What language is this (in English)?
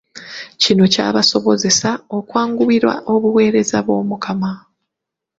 Ganda